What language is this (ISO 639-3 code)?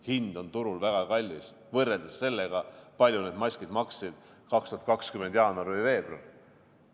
est